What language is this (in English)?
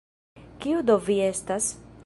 Esperanto